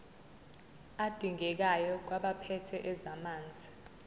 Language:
Zulu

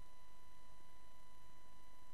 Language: Hebrew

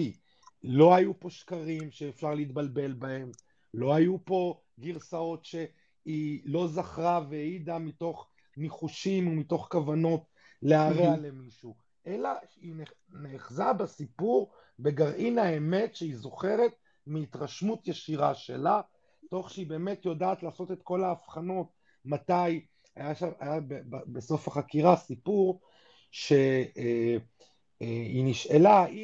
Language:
Hebrew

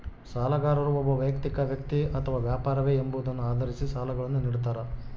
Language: Kannada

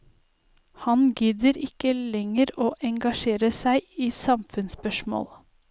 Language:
Norwegian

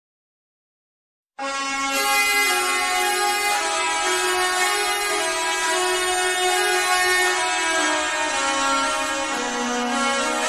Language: Arabic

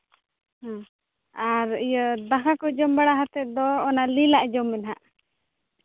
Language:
Santali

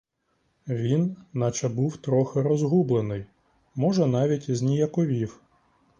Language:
Ukrainian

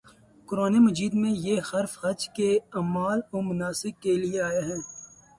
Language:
Urdu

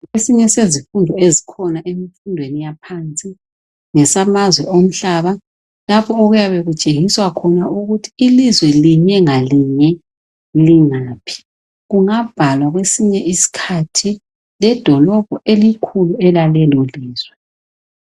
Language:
North Ndebele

